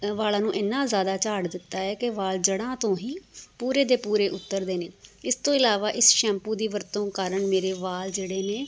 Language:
Punjabi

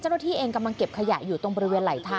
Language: Thai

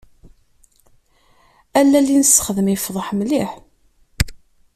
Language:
Kabyle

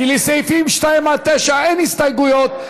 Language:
Hebrew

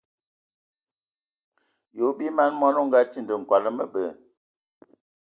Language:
Ewondo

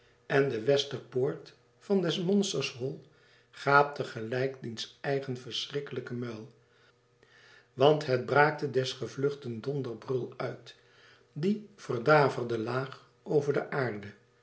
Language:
Dutch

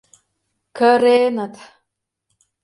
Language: Mari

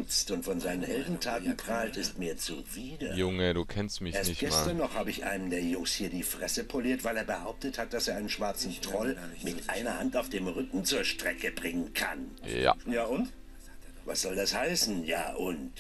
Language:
German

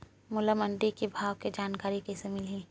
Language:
Chhattisgarhi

